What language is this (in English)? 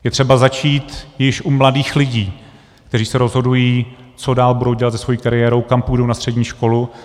Czech